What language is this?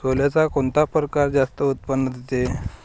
Marathi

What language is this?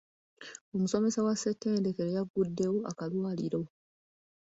Ganda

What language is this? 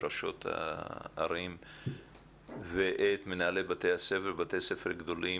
Hebrew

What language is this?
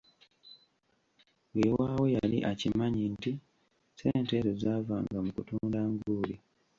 Ganda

